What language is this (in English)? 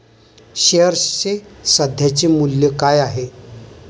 Marathi